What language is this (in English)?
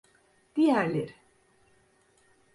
Turkish